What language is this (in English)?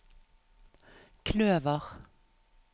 Norwegian